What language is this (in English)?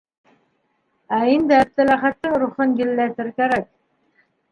Bashkir